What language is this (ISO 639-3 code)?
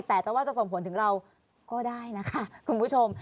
tha